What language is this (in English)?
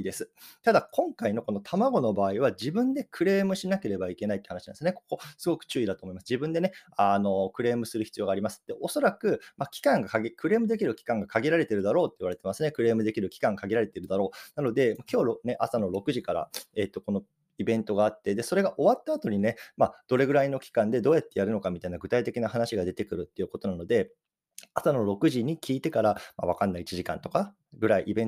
Japanese